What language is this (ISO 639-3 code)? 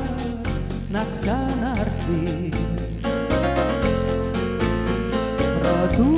ell